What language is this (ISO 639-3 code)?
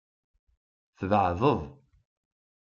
kab